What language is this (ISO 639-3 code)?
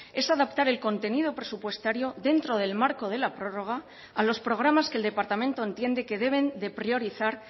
spa